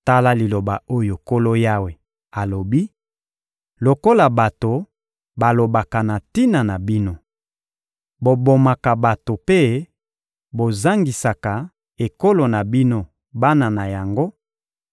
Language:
Lingala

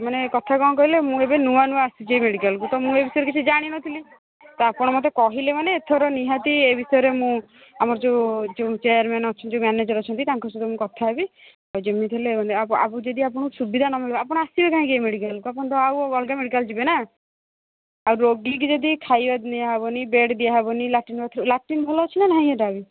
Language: Odia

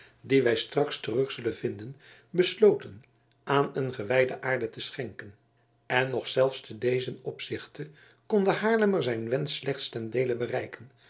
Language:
Dutch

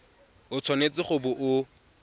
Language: Tswana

